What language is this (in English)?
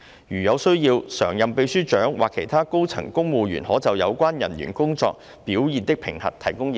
Cantonese